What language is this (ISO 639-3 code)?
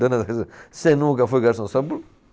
por